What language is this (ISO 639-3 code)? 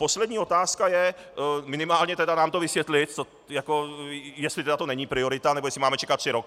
ces